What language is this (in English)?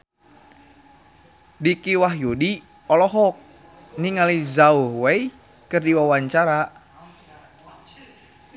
Sundanese